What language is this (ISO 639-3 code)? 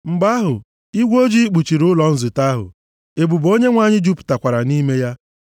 ibo